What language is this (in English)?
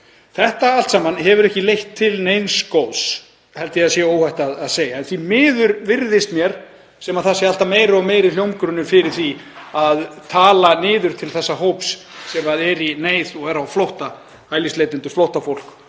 Icelandic